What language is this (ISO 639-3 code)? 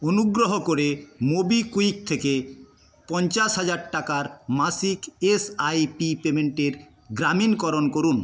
ben